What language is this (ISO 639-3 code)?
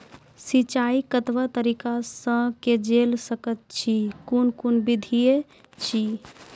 mai